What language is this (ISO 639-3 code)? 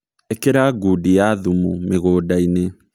kik